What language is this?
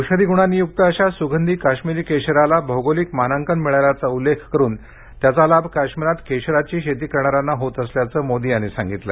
Marathi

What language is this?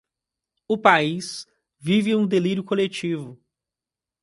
Portuguese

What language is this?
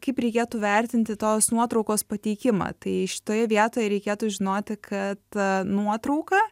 Lithuanian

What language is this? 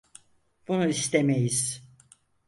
Turkish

